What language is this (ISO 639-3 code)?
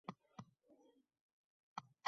uzb